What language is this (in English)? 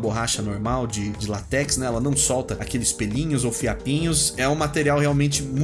Portuguese